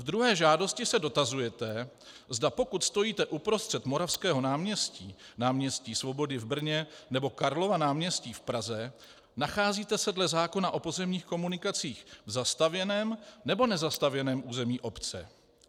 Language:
Czech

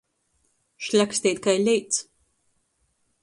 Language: Latgalian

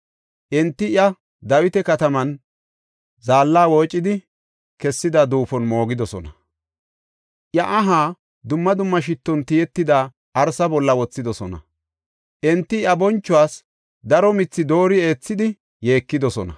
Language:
Gofa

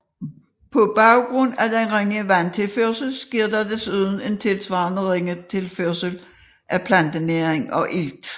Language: Danish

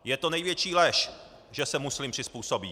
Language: Czech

